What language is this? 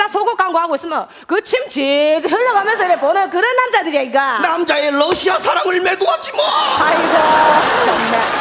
Korean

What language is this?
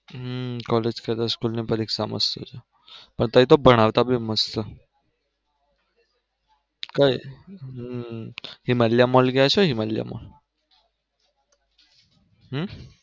Gujarati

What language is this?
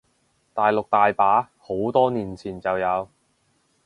Cantonese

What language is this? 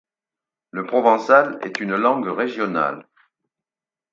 French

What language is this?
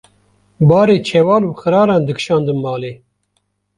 Kurdish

